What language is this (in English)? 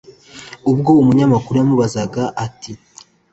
Kinyarwanda